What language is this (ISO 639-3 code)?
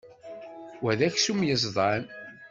kab